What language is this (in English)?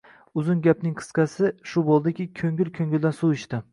Uzbek